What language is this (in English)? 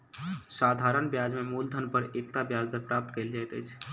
Maithili